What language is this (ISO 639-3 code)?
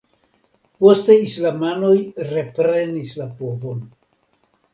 epo